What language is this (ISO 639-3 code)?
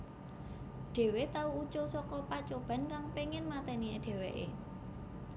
jav